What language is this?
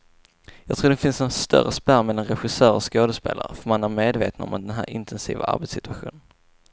Swedish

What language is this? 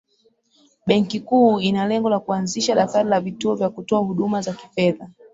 Swahili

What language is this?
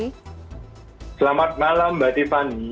Indonesian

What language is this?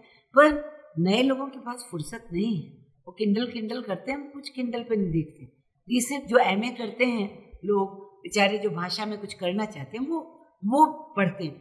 Hindi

